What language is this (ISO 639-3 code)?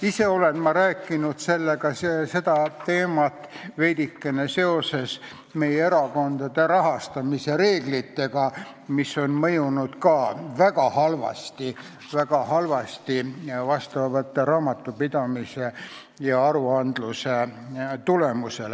est